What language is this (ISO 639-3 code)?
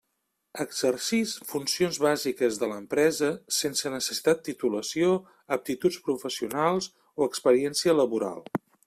cat